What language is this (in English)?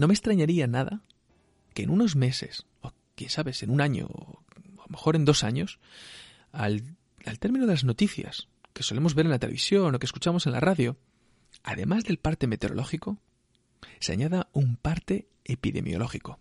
Spanish